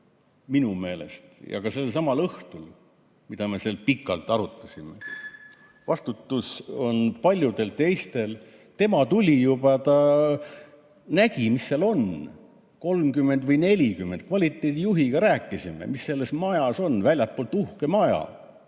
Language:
Estonian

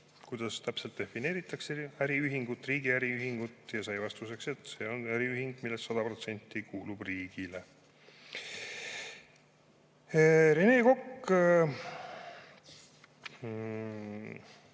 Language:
Estonian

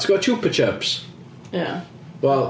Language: Welsh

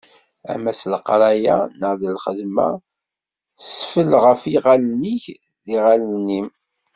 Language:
Kabyle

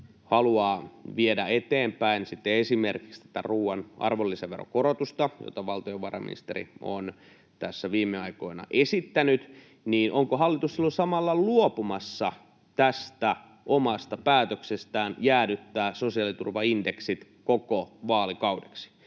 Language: Finnish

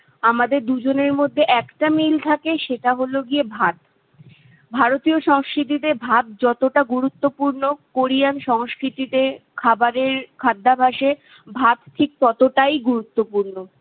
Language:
Bangla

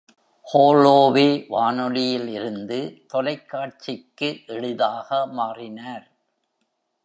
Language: Tamil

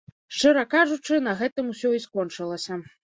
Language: Belarusian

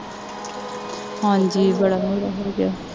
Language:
Punjabi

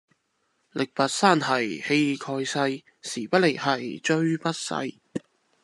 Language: Cantonese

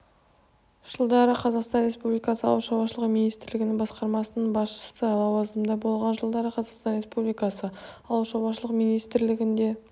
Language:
Kazakh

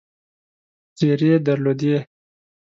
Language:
Pashto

